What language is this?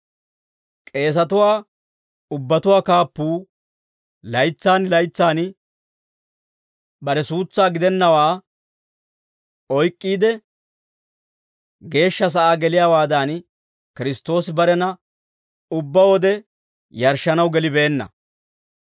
Dawro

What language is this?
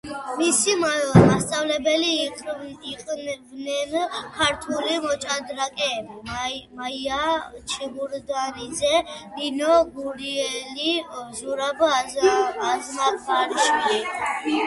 Georgian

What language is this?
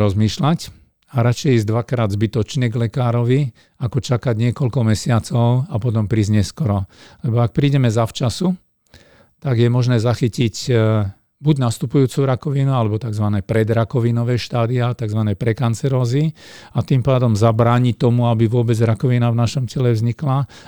Slovak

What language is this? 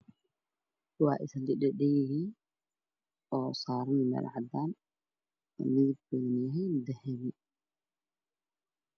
Somali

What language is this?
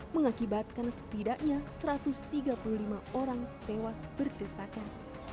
Indonesian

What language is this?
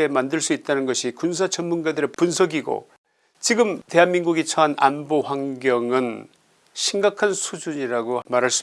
Korean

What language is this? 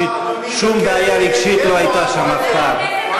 Hebrew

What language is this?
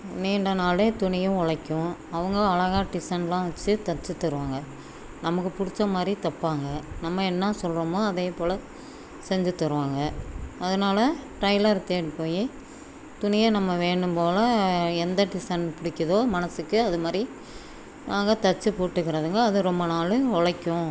Tamil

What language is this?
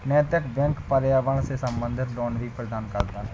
Hindi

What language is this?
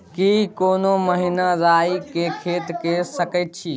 Maithili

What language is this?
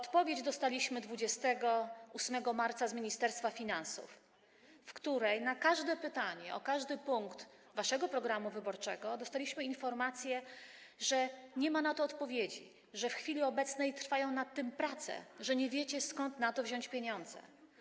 Polish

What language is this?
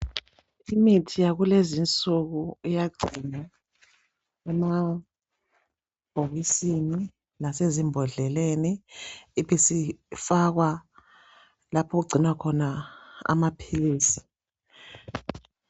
North Ndebele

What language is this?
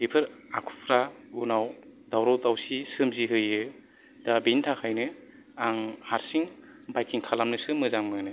Bodo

